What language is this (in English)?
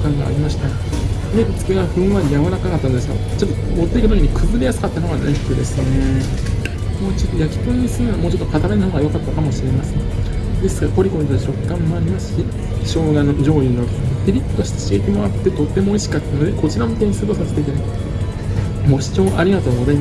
Japanese